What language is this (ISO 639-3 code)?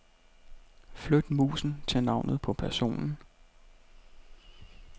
dan